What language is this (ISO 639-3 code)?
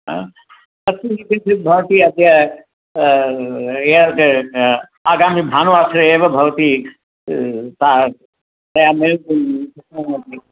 san